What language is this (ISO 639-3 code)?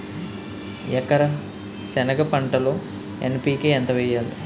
tel